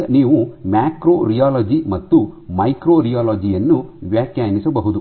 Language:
Kannada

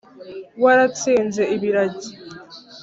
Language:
Kinyarwanda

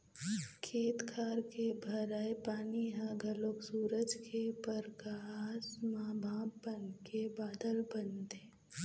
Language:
Chhattisgarhi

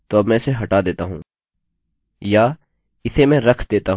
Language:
Hindi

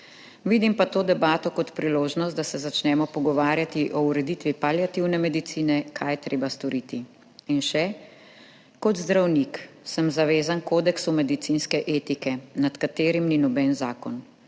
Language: Slovenian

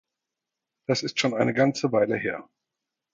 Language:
German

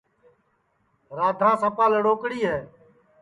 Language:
Sansi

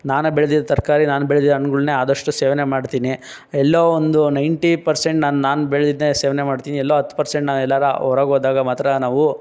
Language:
Kannada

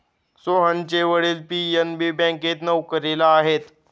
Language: Marathi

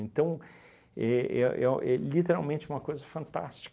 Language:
Portuguese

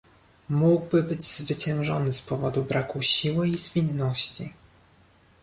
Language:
Polish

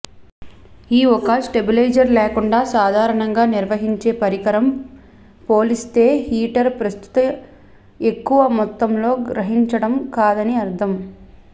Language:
Telugu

